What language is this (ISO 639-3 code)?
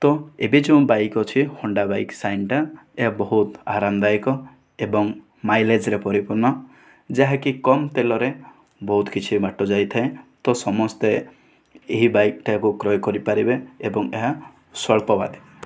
ori